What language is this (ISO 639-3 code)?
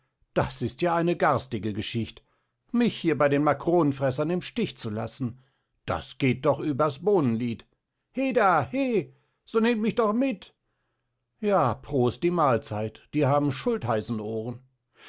deu